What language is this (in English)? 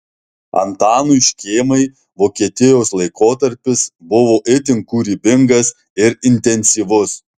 Lithuanian